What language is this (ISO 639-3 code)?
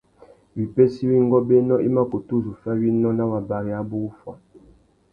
bag